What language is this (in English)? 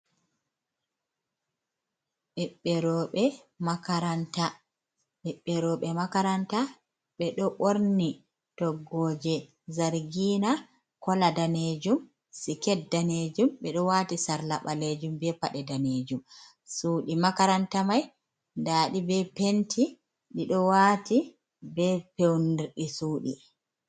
Fula